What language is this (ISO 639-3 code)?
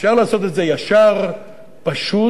heb